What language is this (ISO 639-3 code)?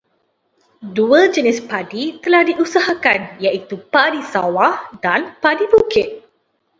msa